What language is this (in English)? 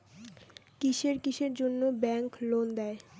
Bangla